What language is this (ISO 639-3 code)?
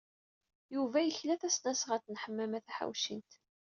kab